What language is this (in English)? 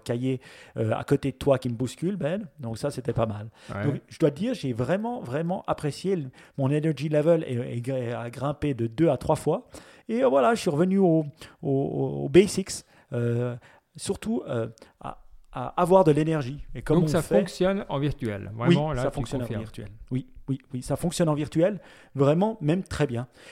French